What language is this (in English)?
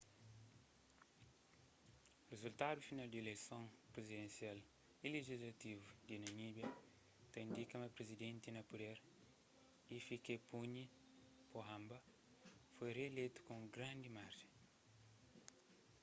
Kabuverdianu